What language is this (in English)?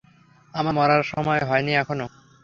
Bangla